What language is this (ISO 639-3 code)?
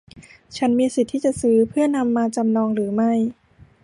tha